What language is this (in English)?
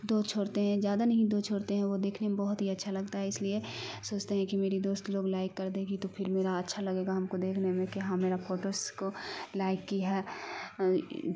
Urdu